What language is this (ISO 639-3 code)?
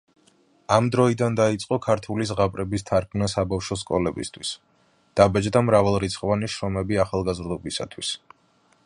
kat